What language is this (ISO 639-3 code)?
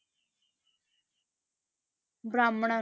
pan